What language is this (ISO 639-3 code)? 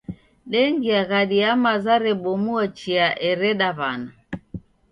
dav